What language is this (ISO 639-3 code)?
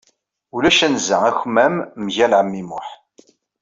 kab